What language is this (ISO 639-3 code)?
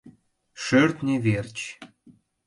chm